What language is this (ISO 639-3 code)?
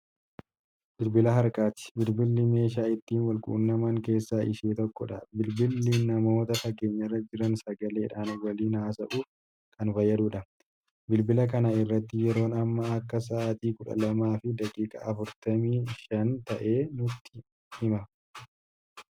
orm